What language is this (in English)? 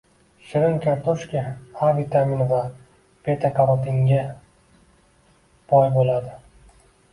Uzbek